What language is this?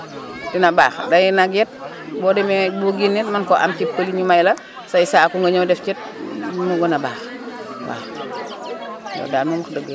Wolof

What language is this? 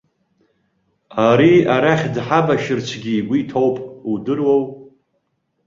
Abkhazian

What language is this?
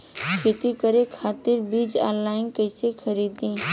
Bhojpuri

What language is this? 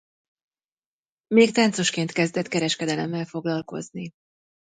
Hungarian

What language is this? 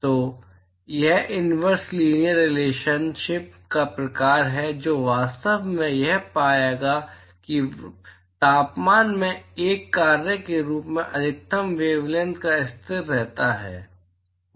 Hindi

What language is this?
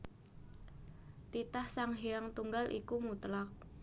Javanese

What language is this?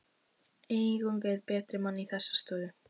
Icelandic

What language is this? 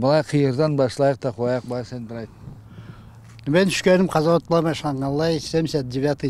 Turkish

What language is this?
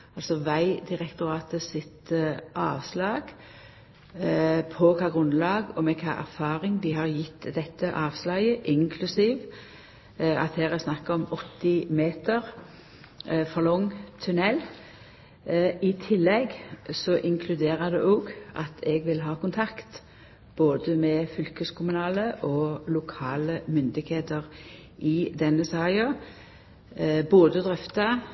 Norwegian Nynorsk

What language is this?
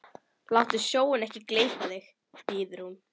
Icelandic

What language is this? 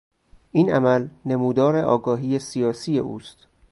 Persian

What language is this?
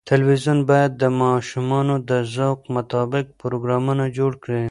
Pashto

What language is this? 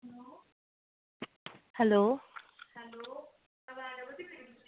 Dogri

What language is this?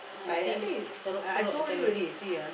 English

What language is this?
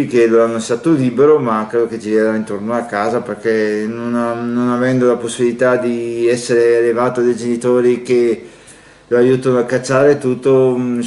Italian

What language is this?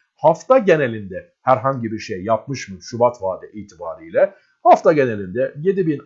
Turkish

